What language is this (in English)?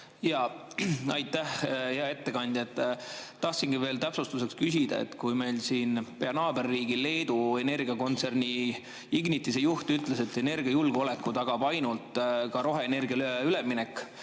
Estonian